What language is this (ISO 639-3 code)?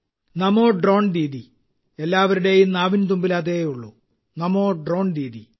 mal